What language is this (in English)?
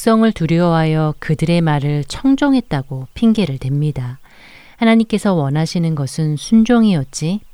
Korean